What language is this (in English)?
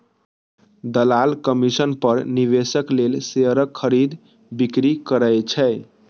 Maithili